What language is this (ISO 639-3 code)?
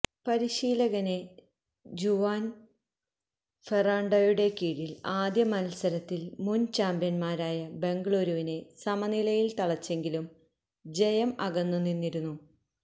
mal